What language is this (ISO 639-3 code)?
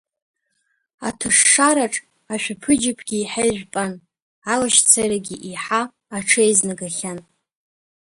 abk